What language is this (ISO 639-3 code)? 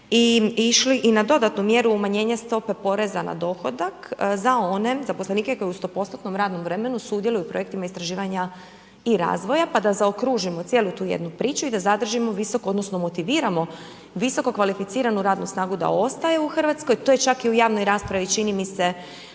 hrv